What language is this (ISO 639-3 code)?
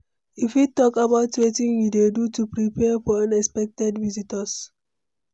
pcm